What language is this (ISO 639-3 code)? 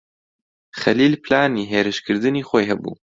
ckb